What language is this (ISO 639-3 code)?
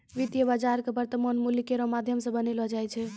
mai